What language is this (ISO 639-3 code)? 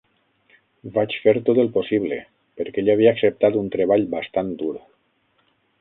cat